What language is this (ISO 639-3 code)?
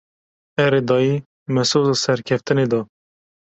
kur